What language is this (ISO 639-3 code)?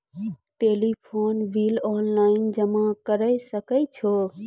mai